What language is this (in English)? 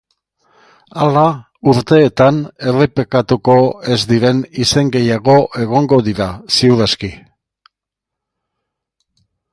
Basque